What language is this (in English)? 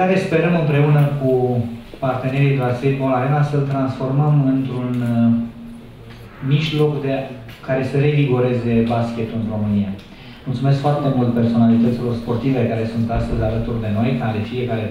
Romanian